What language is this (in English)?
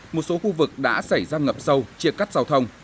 Vietnamese